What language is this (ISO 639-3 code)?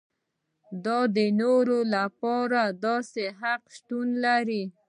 pus